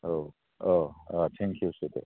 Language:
Bodo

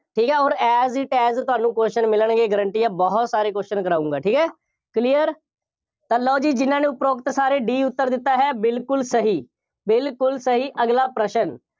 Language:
Punjabi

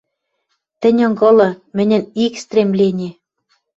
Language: Western Mari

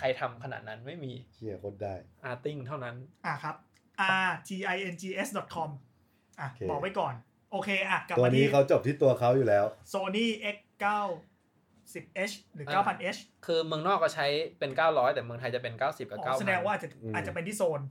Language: Thai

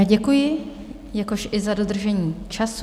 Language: Czech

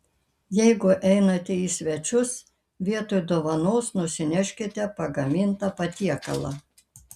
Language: Lithuanian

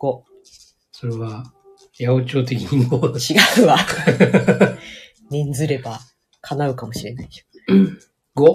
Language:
Japanese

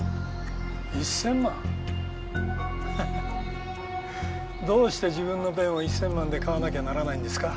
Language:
Japanese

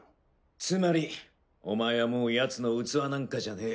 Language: Japanese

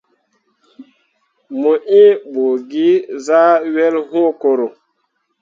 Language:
Mundang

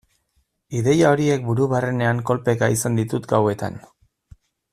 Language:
Basque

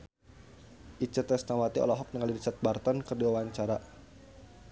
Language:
Sundanese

